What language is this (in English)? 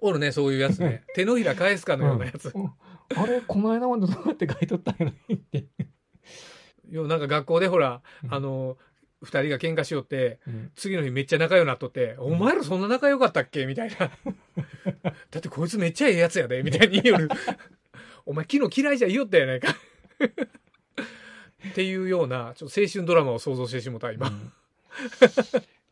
Japanese